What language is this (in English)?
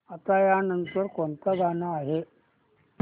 Marathi